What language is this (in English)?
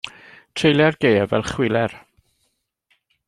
Welsh